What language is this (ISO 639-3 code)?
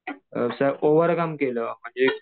mar